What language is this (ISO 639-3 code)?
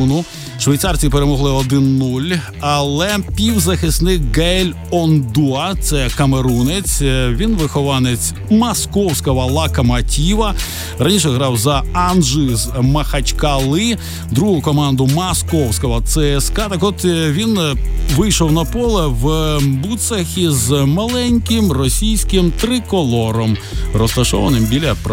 ukr